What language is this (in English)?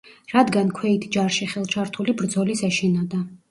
Georgian